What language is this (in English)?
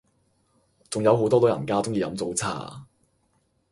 Cantonese